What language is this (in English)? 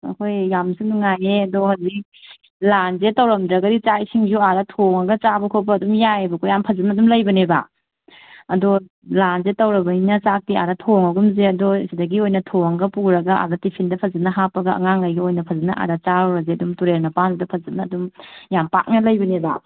Manipuri